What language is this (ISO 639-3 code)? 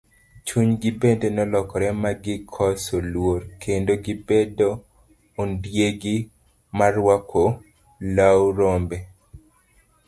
luo